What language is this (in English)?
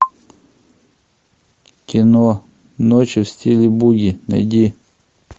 Russian